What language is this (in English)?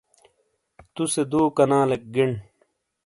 Shina